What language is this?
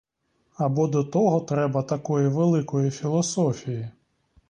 Ukrainian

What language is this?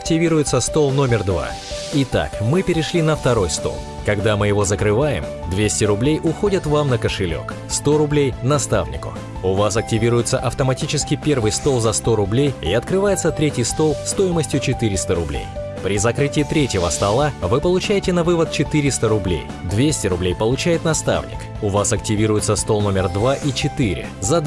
Russian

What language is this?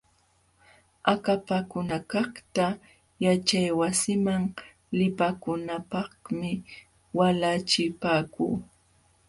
Jauja Wanca Quechua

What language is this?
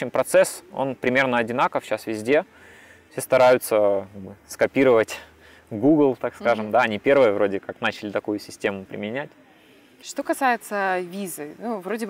Russian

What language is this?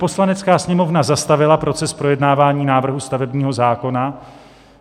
Czech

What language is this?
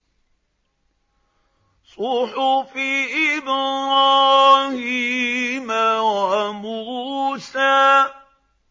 Arabic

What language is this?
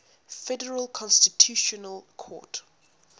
English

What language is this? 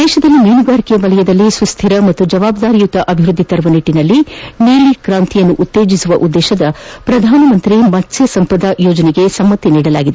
Kannada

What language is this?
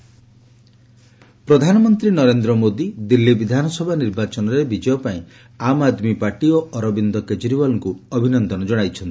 Odia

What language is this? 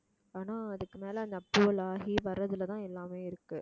Tamil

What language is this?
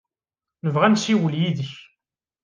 Kabyle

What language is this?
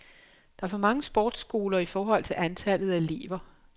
Danish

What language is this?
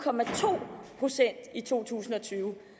Danish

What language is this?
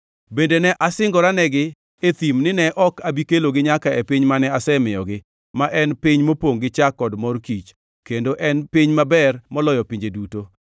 Luo (Kenya and Tanzania)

